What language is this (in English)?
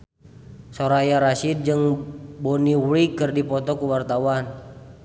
Sundanese